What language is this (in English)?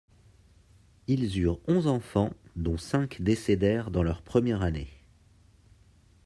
French